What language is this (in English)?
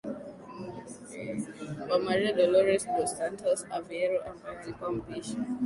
Swahili